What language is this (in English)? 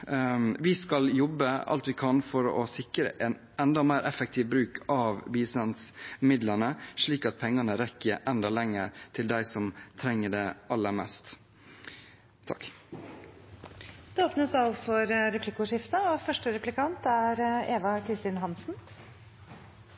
Norwegian Bokmål